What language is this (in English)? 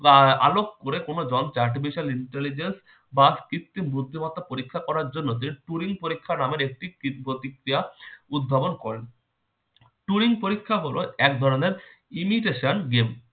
Bangla